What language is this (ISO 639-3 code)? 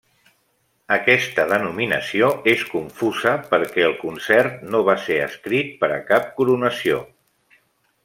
cat